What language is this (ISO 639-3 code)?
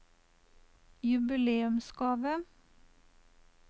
nor